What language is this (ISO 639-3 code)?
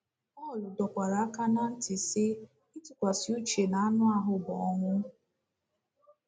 ibo